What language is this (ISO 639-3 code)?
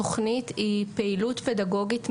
heb